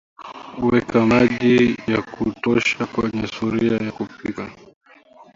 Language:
Swahili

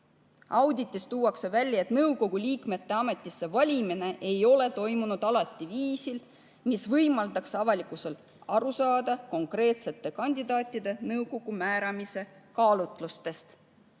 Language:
Estonian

